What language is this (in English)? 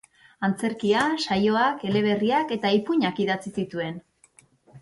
Basque